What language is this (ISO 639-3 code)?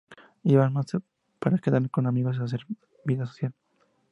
spa